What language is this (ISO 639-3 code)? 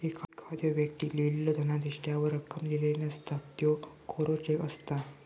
mar